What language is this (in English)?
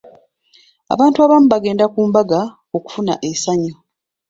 Ganda